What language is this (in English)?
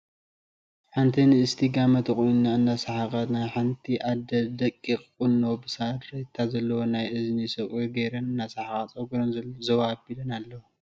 Tigrinya